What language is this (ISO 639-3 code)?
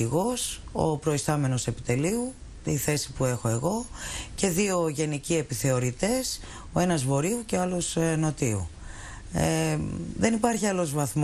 ell